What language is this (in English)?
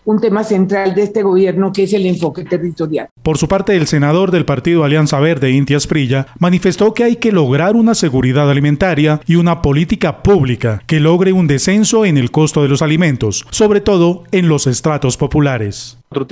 Spanish